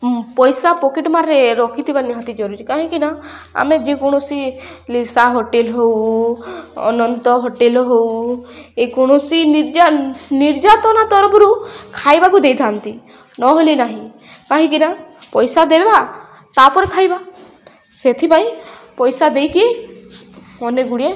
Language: Odia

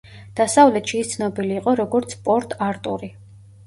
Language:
Georgian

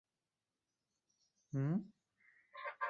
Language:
Chinese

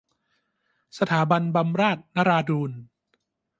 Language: Thai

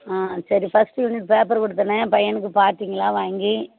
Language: Tamil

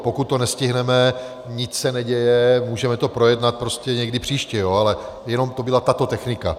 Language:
Czech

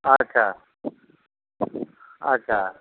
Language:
Maithili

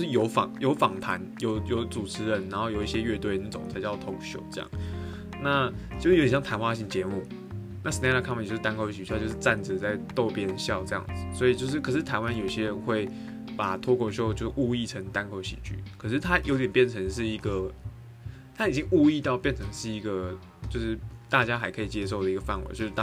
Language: Chinese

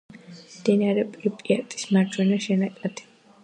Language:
Georgian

